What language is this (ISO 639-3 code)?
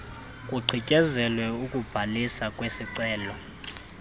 xho